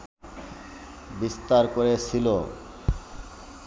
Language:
Bangla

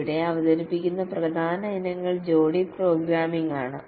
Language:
Malayalam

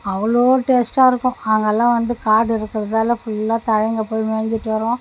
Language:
Tamil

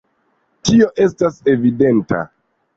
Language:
Esperanto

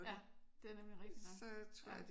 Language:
Danish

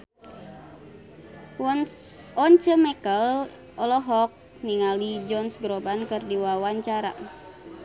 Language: Sundanese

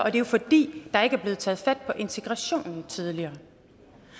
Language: Danish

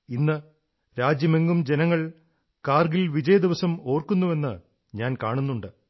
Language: Malayalam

